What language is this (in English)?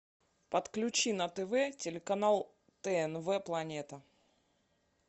Russian